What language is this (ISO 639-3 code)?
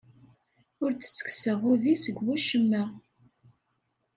kab